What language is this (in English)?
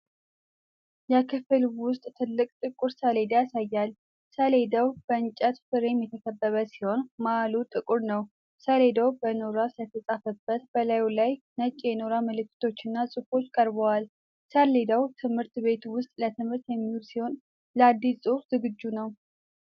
Amharic